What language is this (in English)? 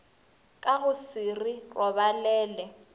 Northern Sotho